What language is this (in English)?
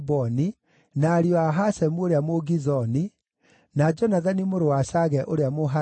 Kikuyu